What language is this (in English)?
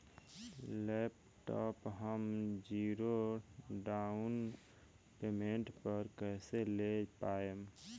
Bhojpuri